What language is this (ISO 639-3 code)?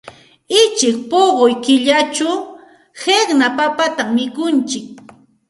qxt